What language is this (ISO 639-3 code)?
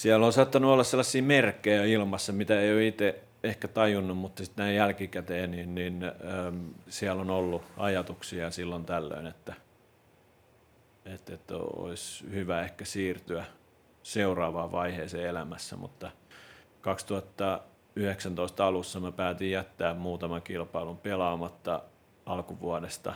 fin